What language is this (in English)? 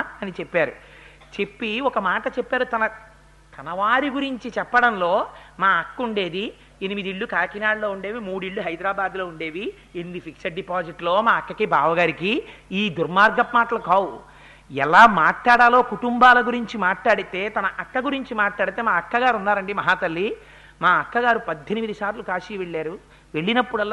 Telugu